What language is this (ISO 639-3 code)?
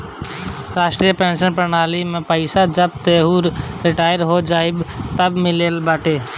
bho